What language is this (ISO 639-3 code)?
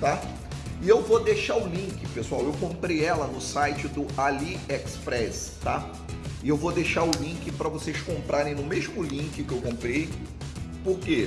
por